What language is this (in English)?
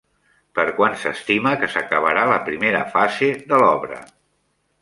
Catalan